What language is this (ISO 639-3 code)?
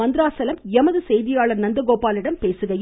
tam